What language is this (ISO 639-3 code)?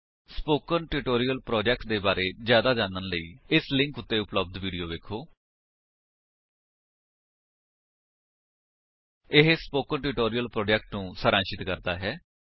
pan